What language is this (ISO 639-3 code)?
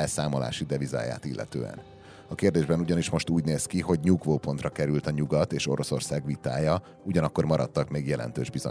hun